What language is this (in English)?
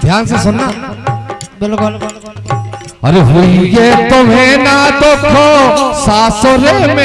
Hindi